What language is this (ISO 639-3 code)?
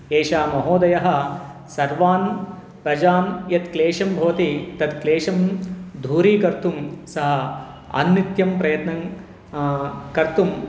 san